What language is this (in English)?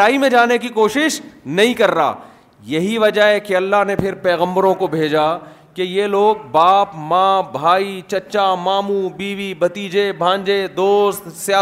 Urdu